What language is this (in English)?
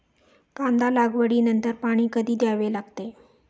Marathi